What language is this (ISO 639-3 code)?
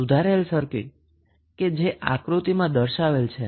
guj